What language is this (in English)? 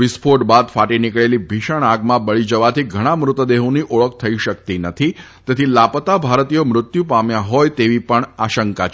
Gujarati